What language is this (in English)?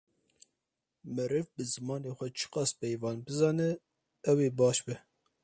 Kurdish